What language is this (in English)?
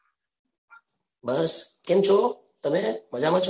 Gujarati